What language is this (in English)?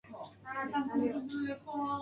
Chinese